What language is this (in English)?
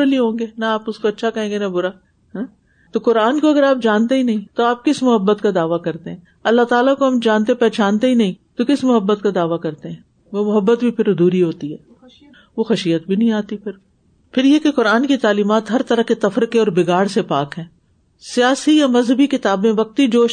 Urdu